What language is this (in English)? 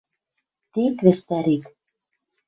Western Mari